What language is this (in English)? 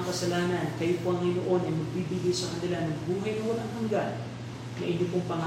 Filipino